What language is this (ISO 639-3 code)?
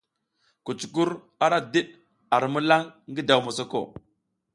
giz